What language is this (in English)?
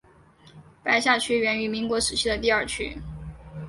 Chinese